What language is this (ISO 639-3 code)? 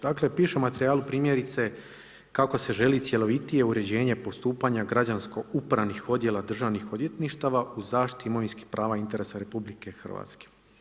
hrv